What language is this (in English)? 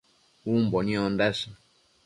Matsés